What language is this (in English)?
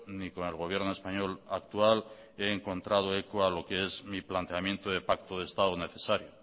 Spanish